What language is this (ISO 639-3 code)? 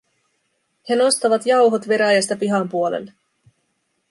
fin